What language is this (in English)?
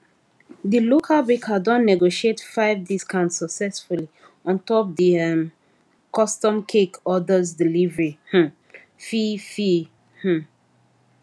Nigerian Pidgin